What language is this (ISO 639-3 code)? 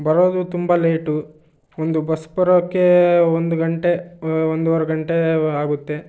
kan